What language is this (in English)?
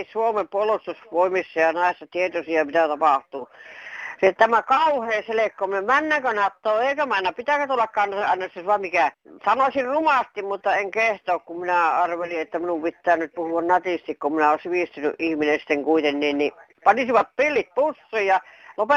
Finnish